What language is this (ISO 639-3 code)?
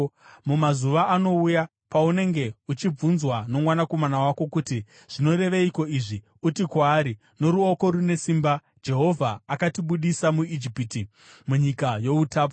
sna